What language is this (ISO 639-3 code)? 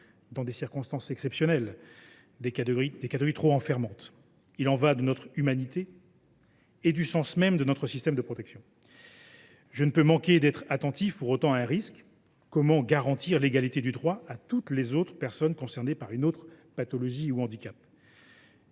fra